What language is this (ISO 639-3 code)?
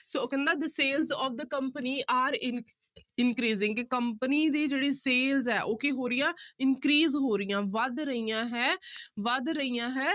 pan